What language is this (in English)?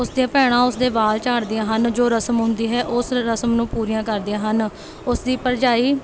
Punjabi